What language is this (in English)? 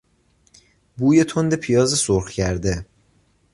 Persian